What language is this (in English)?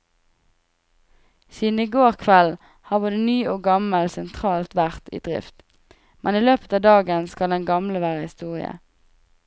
Norwegian